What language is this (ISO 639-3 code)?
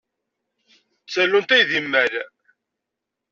kab